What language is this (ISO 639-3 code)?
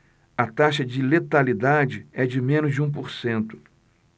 por